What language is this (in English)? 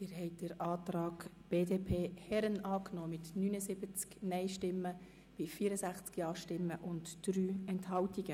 Swiss German